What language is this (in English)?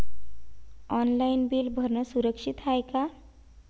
Marathi